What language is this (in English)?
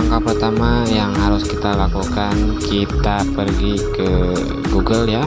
Indonesian